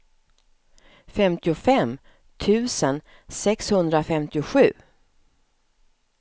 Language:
Swedish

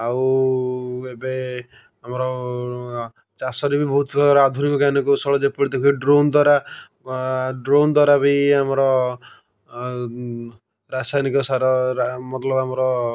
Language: Odia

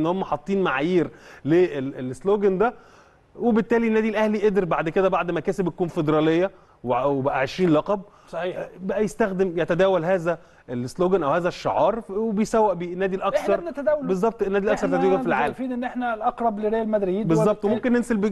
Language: Arabic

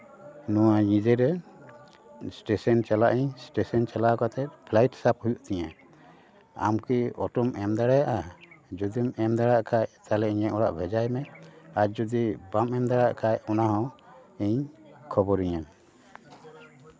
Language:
Santali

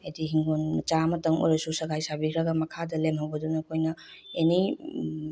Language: Manipuri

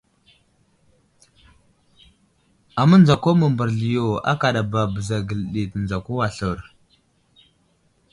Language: Wuzlam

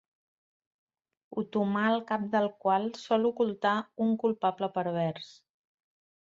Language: Catalan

